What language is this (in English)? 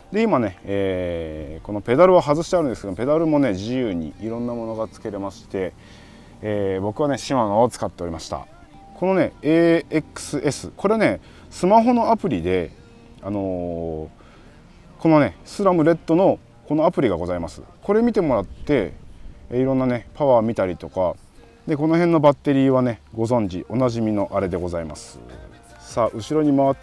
Japanese